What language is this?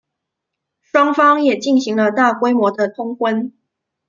Chinese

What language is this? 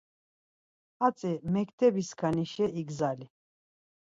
Laz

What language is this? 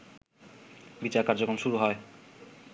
Bangla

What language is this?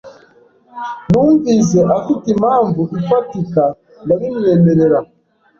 Kinyarwanda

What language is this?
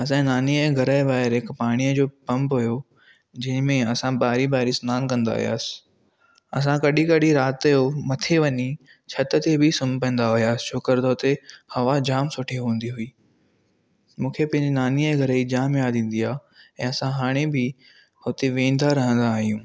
Sindhi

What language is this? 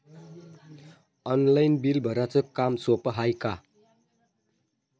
Marathi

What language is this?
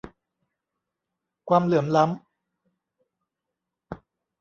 Thai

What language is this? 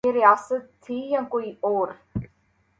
Urdu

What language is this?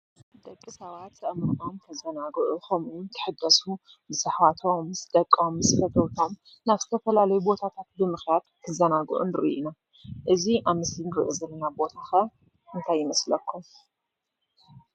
Tigrinya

